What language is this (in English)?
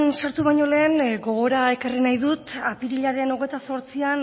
Basque